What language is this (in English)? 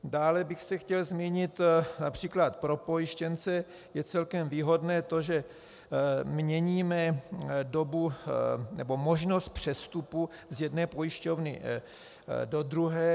Czech